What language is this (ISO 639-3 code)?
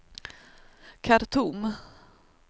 swe